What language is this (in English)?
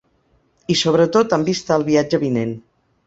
Catalan